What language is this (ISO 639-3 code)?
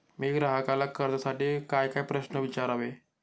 mar